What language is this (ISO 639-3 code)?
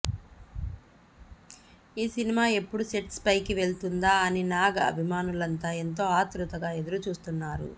tel